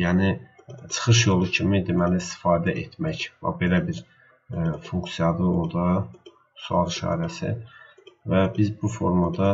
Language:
Turkish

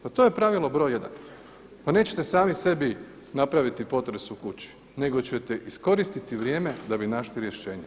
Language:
Croatian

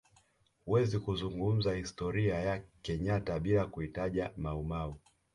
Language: Swahili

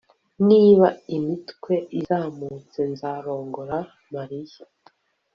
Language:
Kinyarwanda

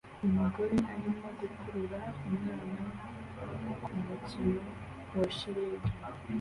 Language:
Kinyarwanda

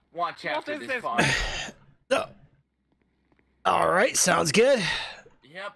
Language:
English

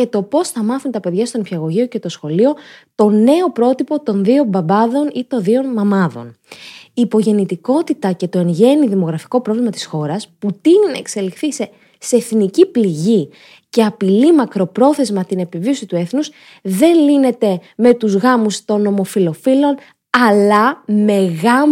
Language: Greek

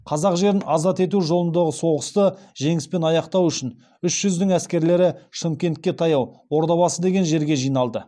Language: Kazakh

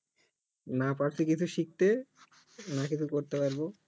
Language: Bangla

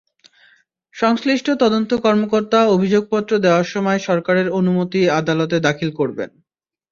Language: Bangla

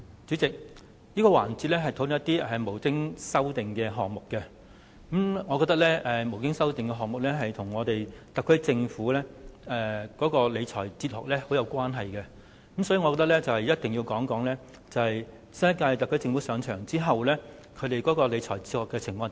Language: Cantonese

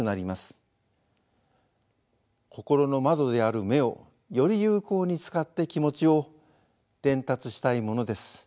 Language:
Japanese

